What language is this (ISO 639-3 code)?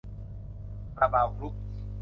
tha